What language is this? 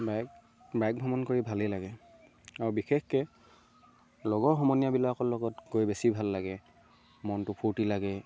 Assamese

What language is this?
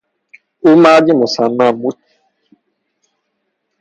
Persian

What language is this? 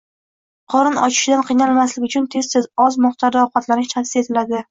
Uzbek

